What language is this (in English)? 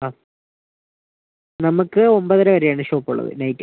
Malayalam